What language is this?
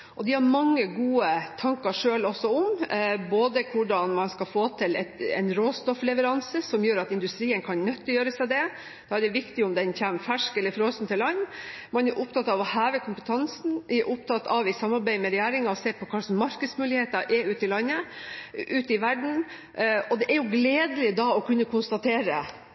Norwegian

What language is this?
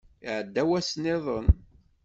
Kabyle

